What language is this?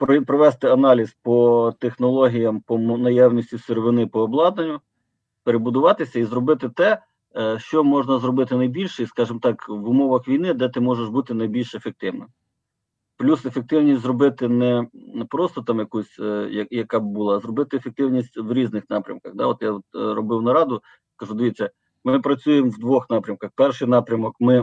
Ukrainian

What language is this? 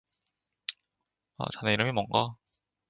Korean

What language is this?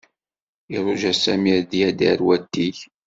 Kabyle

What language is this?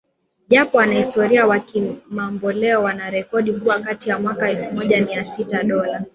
Swahili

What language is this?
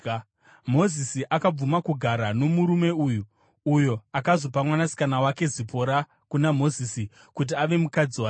Shona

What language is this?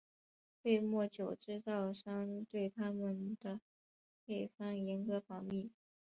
Chinese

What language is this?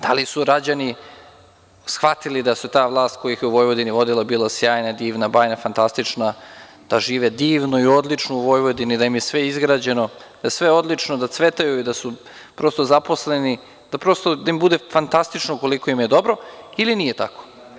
Serbian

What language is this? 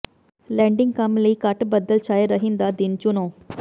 Punjabi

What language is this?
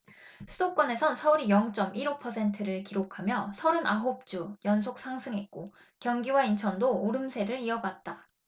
Korean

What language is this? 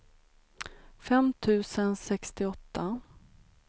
Swedish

